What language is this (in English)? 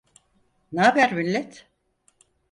Turkish